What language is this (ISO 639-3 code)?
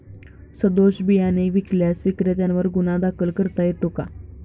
mar